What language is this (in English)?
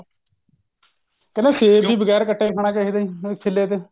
Punjabi